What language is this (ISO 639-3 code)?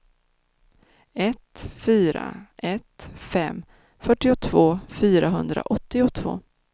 swe